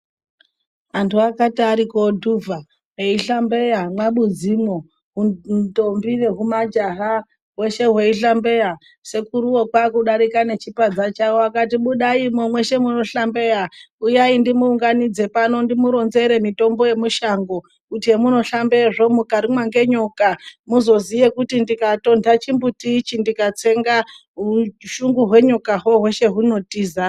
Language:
Ndau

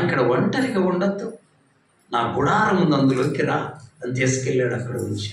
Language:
Korean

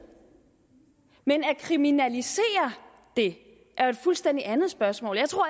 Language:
Danish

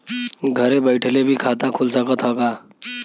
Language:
Bhojpuri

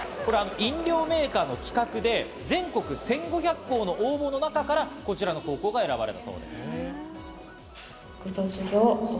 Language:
Japanese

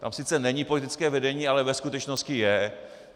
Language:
Czech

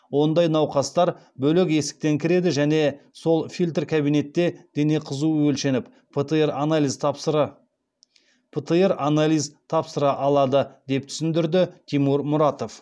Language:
Kazakh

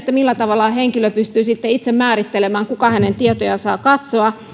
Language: Finnish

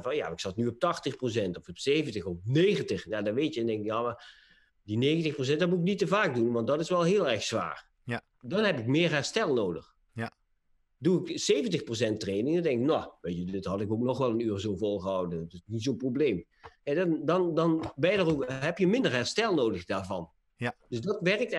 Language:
Dutch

